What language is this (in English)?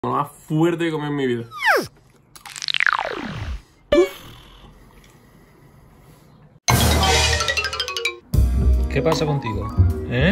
Spanish